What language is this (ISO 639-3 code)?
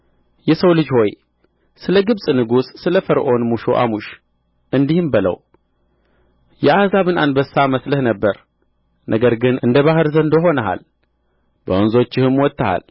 amh